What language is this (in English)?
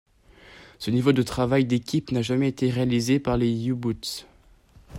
French